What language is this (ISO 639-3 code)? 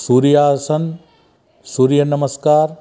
snd